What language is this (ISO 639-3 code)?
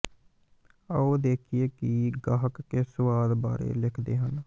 pan